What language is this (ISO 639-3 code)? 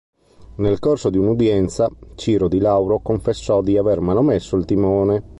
ita